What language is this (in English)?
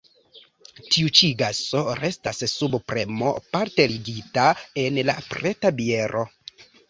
Esperanto